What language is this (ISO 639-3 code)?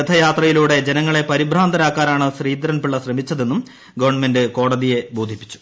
mal